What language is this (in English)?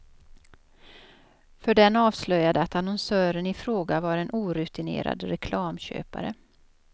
Swedish